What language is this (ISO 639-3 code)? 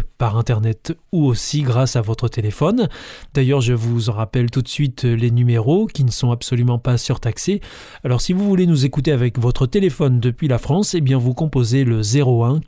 fra